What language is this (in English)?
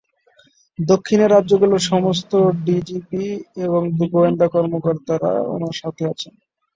Bangla